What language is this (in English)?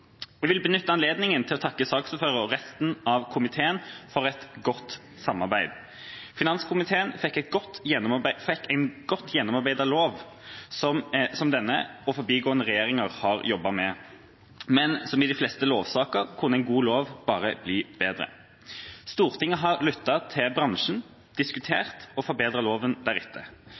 Norwegian Bokmål